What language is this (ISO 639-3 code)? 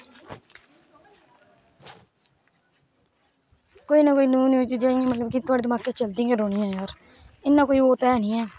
doi